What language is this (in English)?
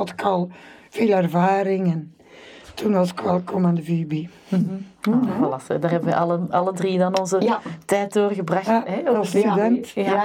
Dutch